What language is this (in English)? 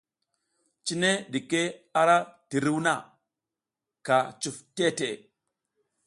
South Giziga